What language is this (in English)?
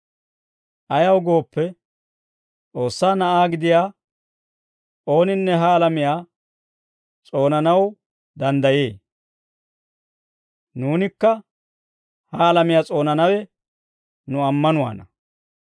Dawro